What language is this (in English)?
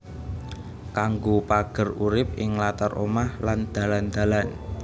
Javanese